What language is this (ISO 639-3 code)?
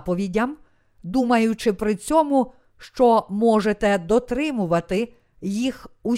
ukr